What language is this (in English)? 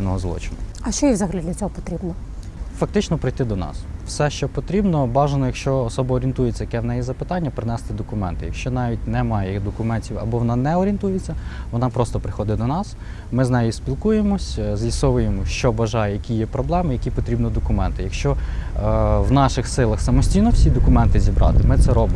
Ukrainian